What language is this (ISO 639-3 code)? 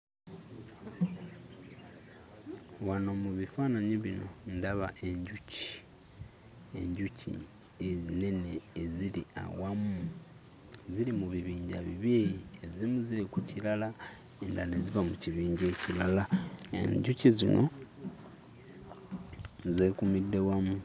lug